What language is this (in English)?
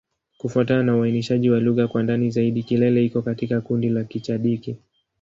Swahili